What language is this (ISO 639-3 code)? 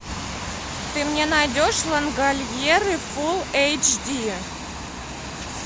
rus